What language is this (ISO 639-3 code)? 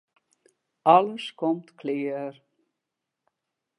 fry